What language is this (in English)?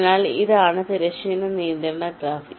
Malayalam